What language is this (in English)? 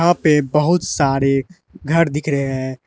Hindi